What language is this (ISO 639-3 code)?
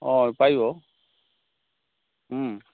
asm